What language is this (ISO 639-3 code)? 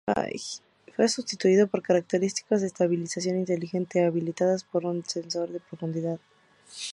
spa